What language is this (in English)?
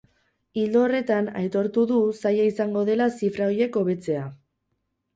Basque